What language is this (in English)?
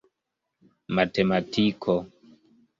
Esperanto